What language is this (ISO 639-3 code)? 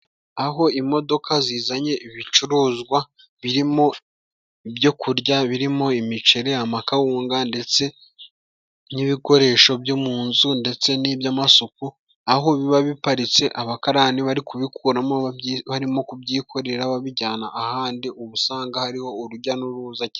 kin